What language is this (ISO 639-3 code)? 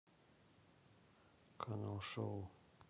rus